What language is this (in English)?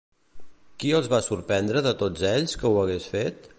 Catalan